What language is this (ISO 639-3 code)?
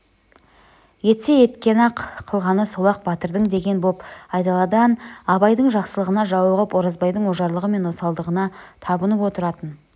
kaz